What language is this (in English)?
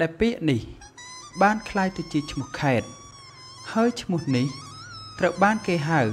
Thai